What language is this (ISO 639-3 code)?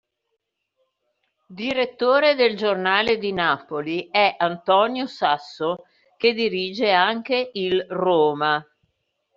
ita